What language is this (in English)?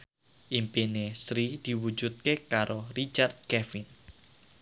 Javanese